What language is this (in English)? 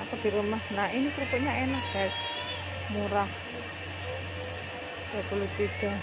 Indonesian